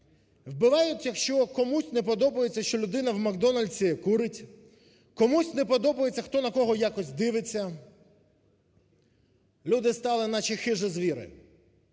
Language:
Ukrainian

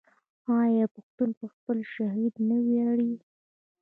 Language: Pashto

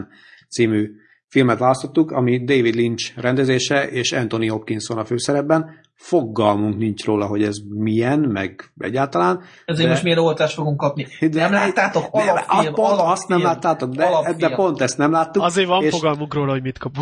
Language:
Hungarian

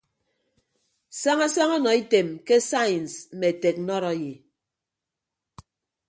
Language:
Ibibio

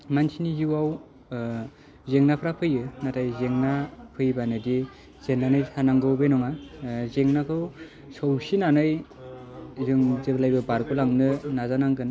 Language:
Bodo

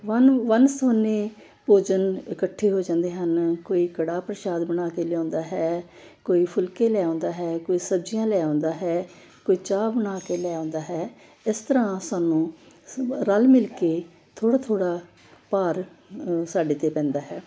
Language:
Punjabi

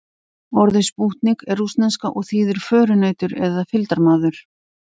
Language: Icelandic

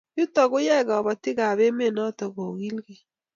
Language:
Kalenjin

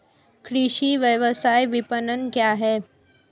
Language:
Hindi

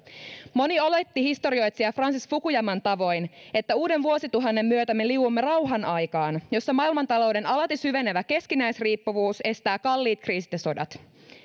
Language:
Finnish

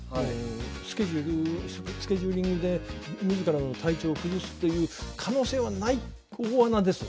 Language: Japanese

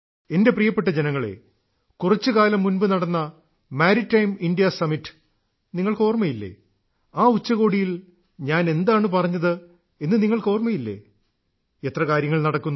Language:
Malayalam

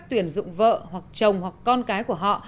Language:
Vietnamese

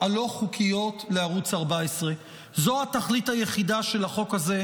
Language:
Hebrew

